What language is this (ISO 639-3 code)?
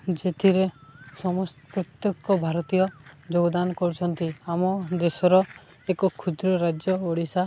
ori